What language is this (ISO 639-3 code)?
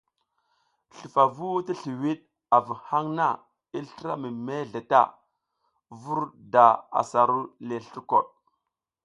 giz